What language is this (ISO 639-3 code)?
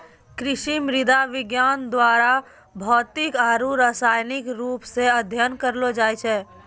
mai